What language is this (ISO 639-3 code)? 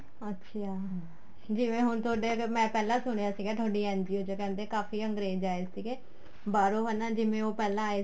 pan